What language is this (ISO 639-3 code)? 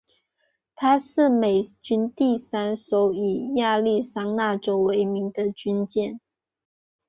zho